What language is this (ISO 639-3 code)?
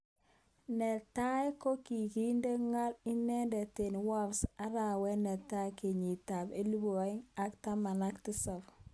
kln